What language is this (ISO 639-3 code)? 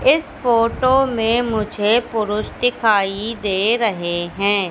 hin